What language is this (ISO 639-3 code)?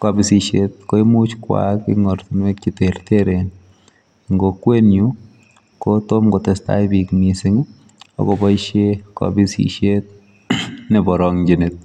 kln